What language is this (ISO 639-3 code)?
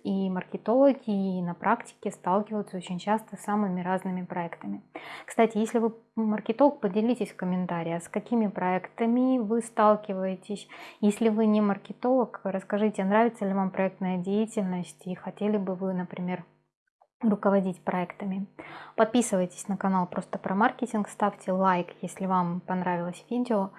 rus